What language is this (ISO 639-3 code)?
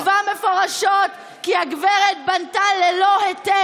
heb